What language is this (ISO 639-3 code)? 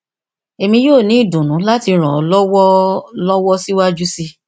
yor